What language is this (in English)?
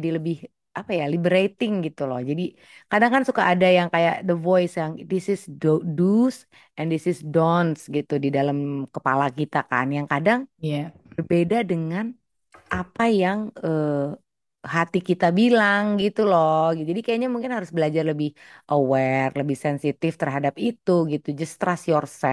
Indonesian